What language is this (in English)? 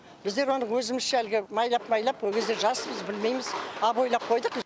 Kazakh